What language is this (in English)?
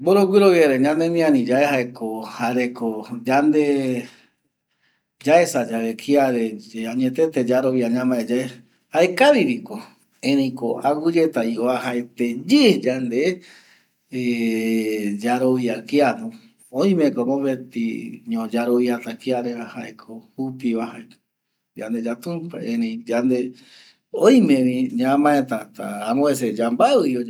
Eastern Bolivian Guaraní